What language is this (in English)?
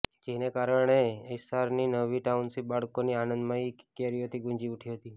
Gujarati